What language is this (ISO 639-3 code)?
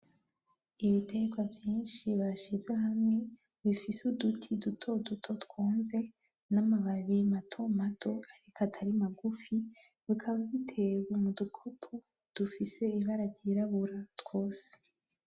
run